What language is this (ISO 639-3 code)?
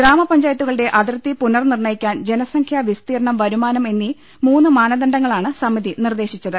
mal